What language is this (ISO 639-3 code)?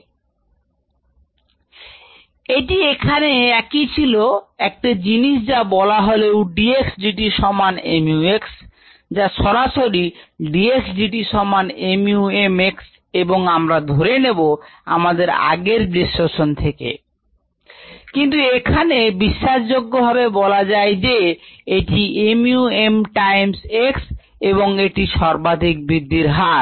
ben